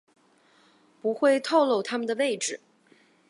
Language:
Chinese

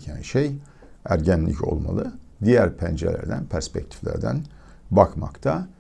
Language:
Turkish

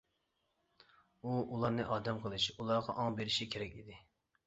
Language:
Uyghur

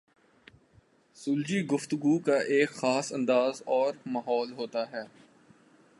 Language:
Urdu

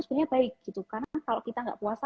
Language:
Indonesian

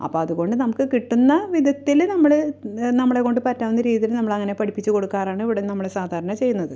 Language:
Malayalam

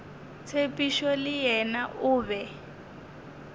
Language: Northern Sotho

